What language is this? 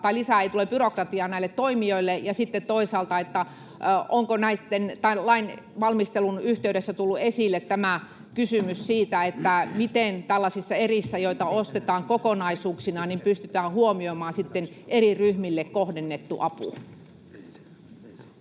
Finnish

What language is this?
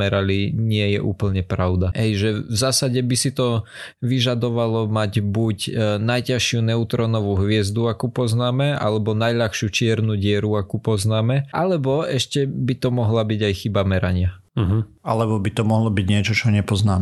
Slovak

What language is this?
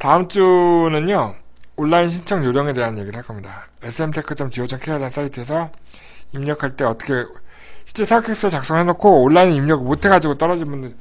Korean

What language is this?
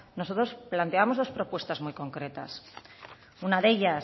Spanish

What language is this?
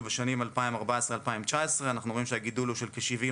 Hebrew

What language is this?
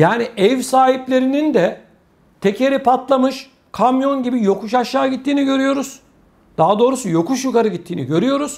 Turkish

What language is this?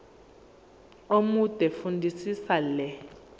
Zulu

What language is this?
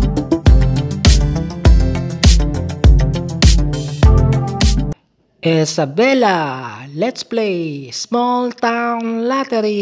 Filipino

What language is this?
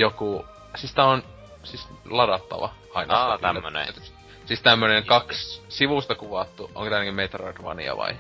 Finnish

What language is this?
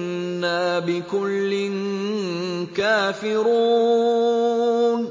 Arabic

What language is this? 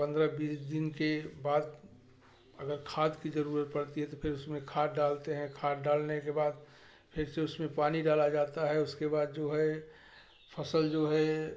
Hindi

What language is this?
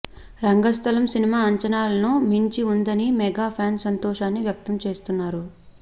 Telugu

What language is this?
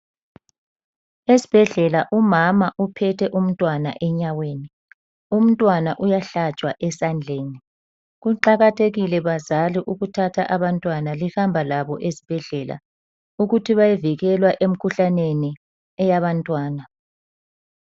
North Ndebele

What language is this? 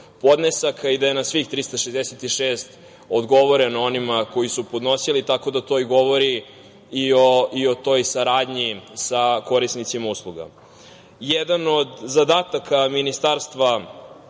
Serbian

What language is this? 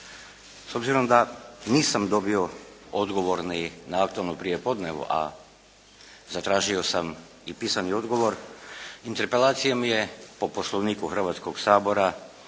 Croatian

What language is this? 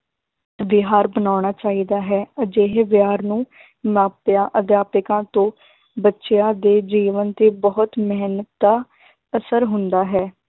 Punjabi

